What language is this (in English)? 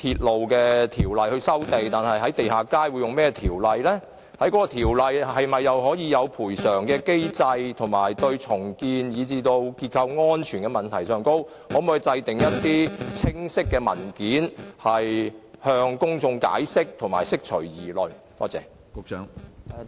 Cantonese